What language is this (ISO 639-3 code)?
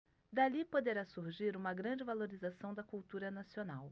por